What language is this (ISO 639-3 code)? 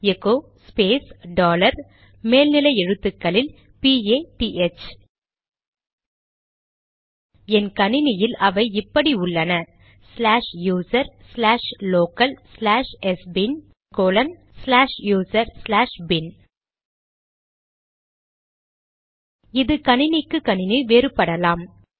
tam